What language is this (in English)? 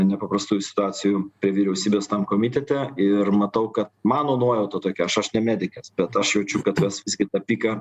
Lithuanian